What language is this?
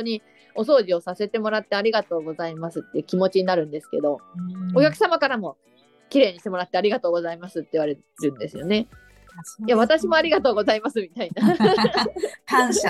Japanese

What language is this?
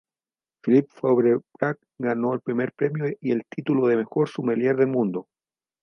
Spanish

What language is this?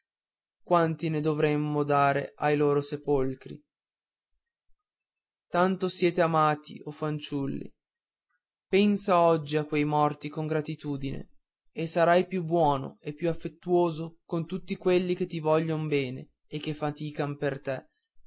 Italian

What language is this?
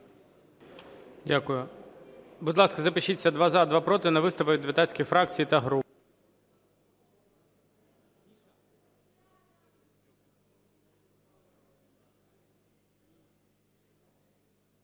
Ukrainian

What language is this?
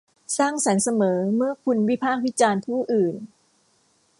Thai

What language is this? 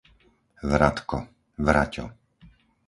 Slovak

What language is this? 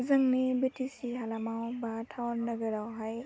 Bodo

